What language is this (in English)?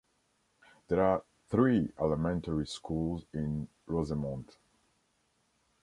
English